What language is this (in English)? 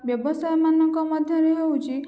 Odia